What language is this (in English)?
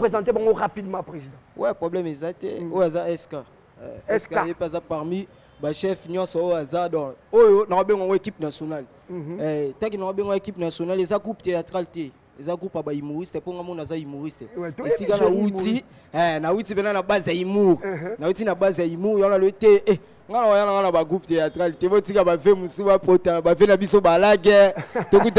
French